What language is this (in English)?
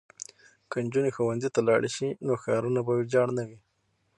Pashto